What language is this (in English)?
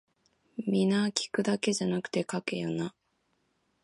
Japanese